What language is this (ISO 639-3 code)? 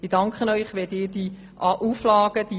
gsw